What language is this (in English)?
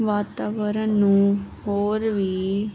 Punjabi